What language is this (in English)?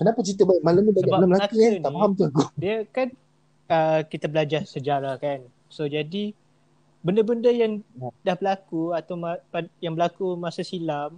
Malay